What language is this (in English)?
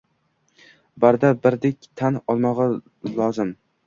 Uzbek